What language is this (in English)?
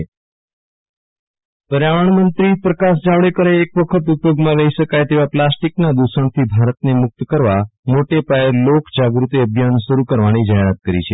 Gujarati